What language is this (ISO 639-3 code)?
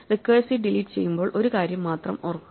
mal